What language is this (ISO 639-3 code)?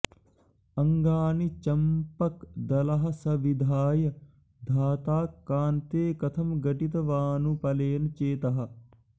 san